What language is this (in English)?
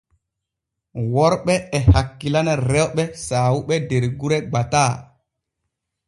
Borgu Fulfulde